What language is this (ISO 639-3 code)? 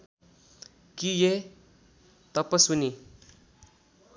nep